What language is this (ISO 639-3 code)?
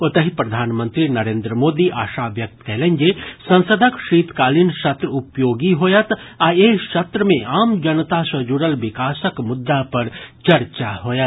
mai